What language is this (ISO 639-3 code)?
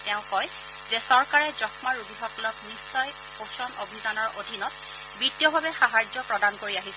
asm